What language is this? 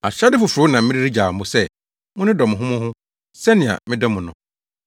Akan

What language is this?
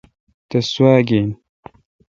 Kalkoti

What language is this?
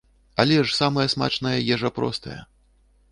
Belarusian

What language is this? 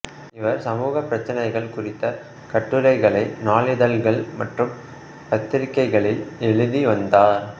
Tamil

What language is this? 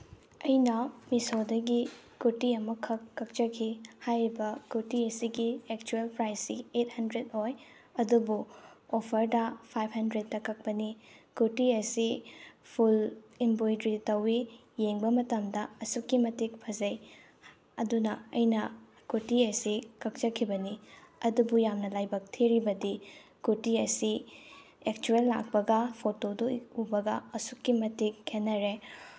Manipuri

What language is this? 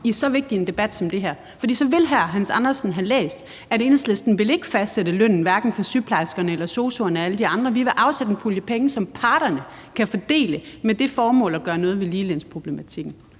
Danish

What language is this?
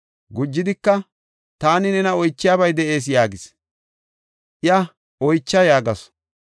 Gofa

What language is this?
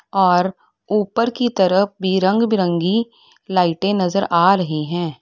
Hindi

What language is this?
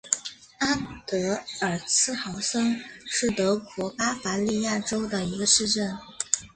Chinese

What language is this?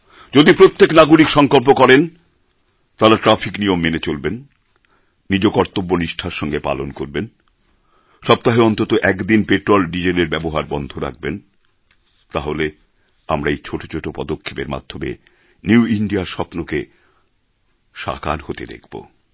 Bangla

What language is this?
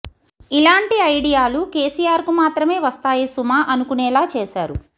Telugu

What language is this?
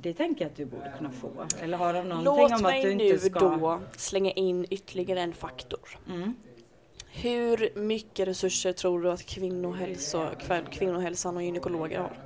Swedish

